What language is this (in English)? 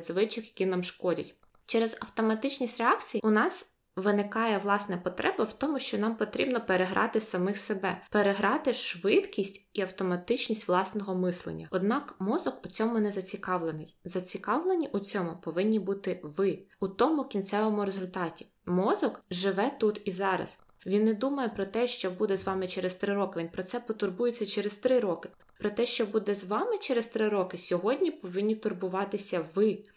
Ukrainian